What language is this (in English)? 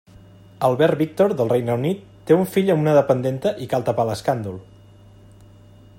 Catalan